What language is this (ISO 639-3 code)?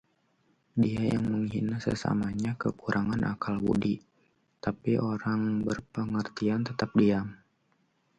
ind